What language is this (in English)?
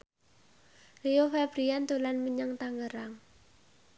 Javanese